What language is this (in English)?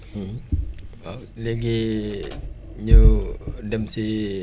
Wolof